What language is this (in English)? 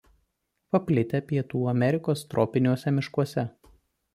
Lithuanian